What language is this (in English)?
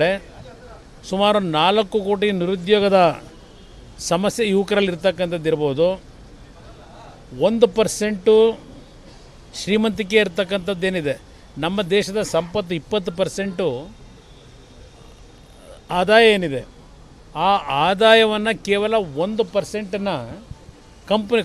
Romanian